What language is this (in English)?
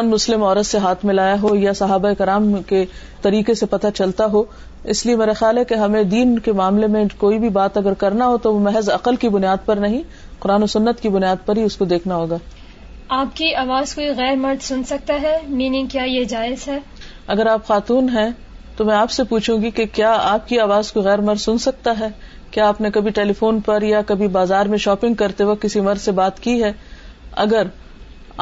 Urdu